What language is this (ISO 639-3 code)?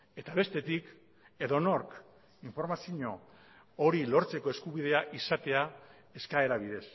eus